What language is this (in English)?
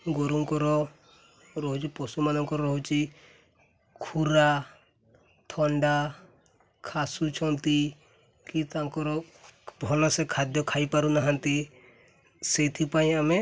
Odia